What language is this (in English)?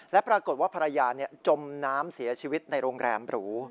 Thai